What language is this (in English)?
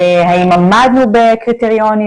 Hebrew